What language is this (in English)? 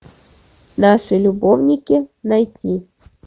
Russian